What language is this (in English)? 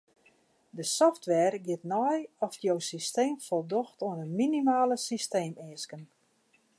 Western Frisian